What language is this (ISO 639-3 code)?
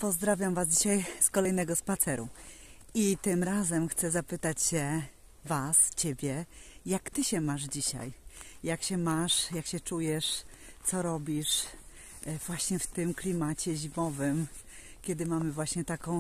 pol